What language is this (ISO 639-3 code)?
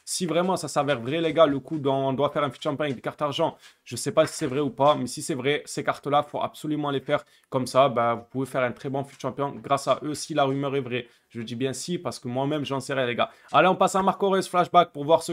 fra